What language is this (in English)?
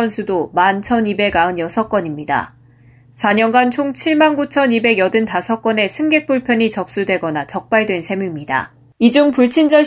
Korean